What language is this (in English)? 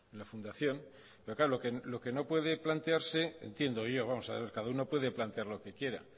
Spanish